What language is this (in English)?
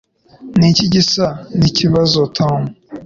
Kinyarwanda